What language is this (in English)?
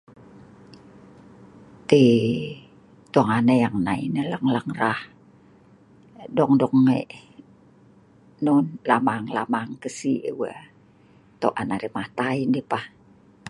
Sa'ban